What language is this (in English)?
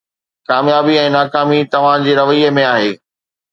Sindhi